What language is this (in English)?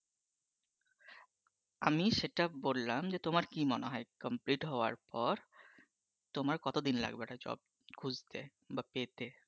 Bangla